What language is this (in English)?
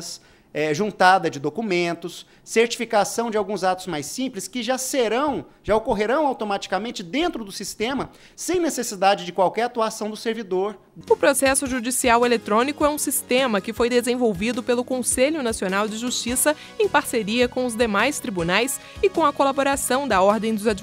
Portuguese